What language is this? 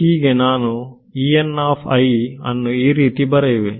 Kannada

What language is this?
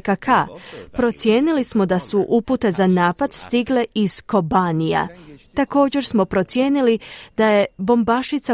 Croatian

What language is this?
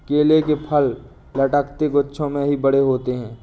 Hindi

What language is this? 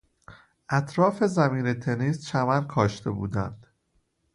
Persian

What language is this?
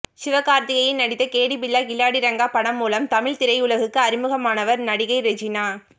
Tamil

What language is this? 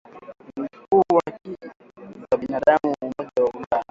Swahili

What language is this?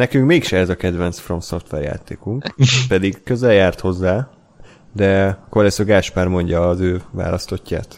Hungarian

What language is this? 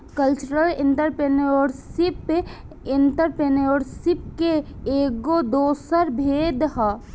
Bhojpuri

